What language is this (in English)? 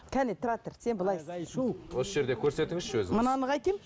Kazakh